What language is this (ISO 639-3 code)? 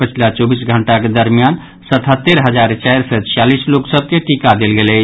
mai